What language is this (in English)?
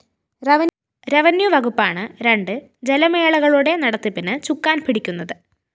Malayalam